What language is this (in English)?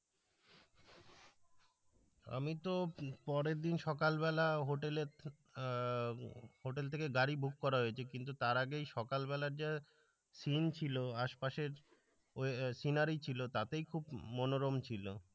Bangla